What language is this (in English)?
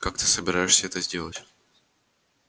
Russian